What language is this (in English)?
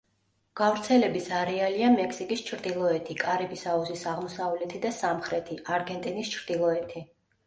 Georgian